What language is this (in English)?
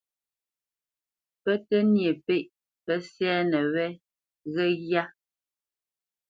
Bamenyam